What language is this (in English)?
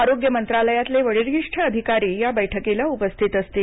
Marathi